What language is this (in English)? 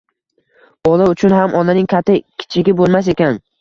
Uzbek